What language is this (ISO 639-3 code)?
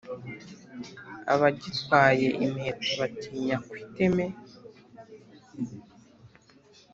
kin